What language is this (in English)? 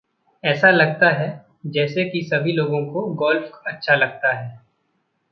Hindi